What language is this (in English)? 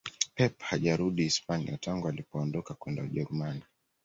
Swahili